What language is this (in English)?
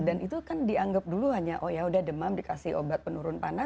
Indonesian